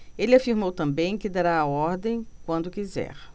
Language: Portuguese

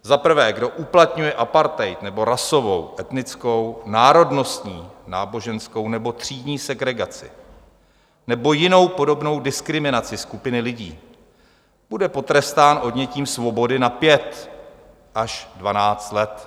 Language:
Czech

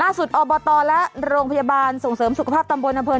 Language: Thai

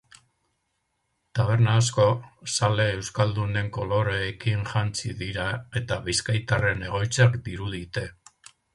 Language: Basque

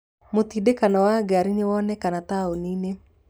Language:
Kikuyu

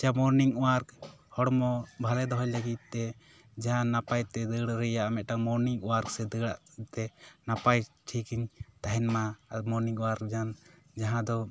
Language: Santali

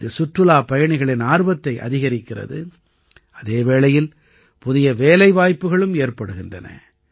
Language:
Tamil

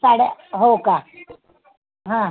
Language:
Marathi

